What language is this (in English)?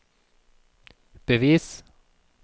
Norwegian